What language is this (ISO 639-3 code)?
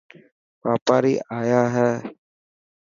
mki